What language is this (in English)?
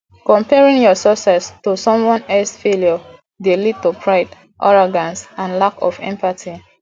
Nigerian Pidgin